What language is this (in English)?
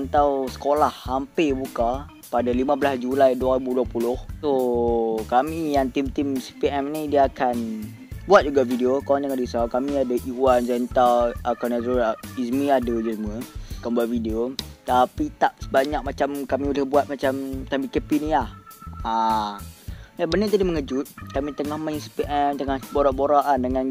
Malay